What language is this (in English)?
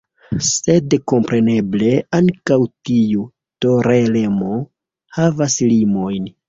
Esperanto